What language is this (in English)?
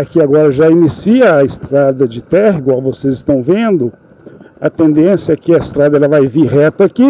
Portuguese